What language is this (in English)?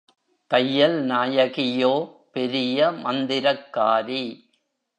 Tamil